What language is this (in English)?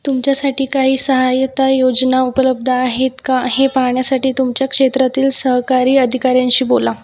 Marathi